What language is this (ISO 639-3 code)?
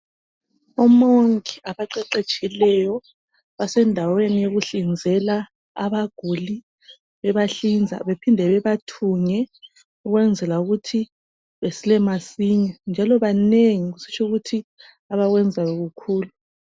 nde